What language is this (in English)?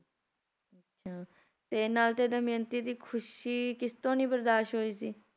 Punjabi